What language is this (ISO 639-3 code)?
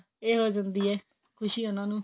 pan